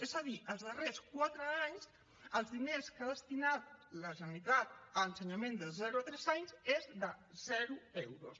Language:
Catalan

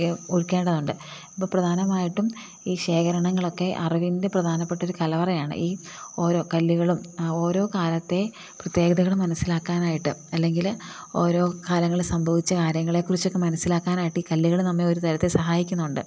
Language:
Malayalam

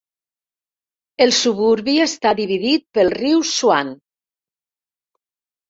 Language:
Catalan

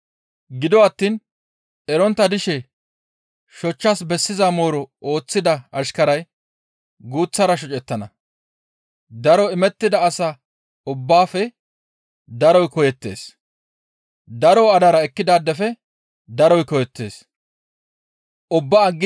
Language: Gamo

